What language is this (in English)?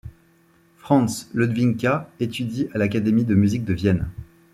French